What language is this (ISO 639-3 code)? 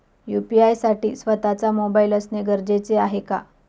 mar